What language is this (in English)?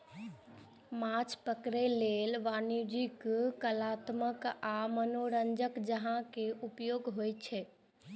Maithili